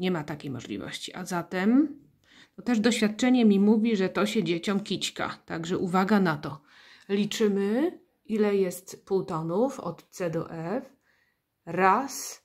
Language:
Polish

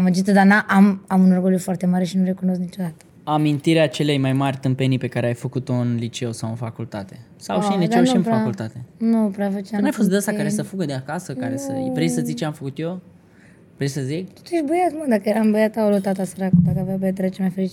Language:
Romanian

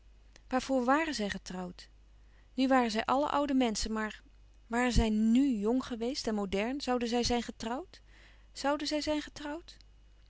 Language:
Dutch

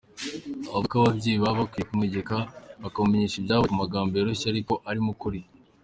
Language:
Kinyarwanda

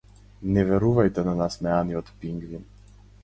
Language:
Macedonian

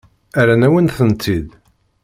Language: Kabyle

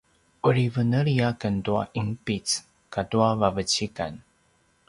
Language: Paiwan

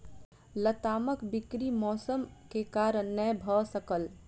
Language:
Maithili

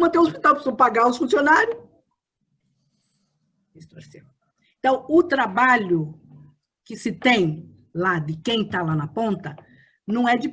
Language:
Portuguese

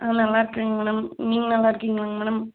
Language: Tamil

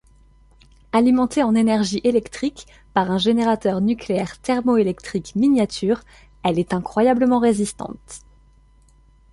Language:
French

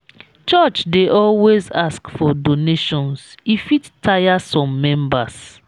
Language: Nigerian Pidgin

